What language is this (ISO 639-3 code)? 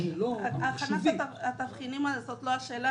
heb